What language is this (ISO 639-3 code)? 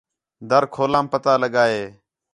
xhe